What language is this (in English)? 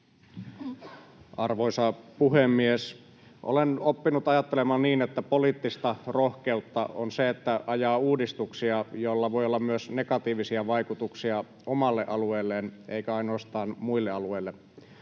Finnish